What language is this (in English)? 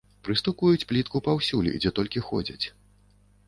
Belarusian